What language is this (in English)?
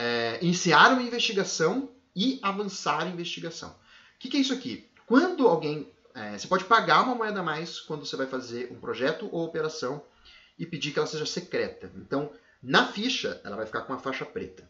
Portuguese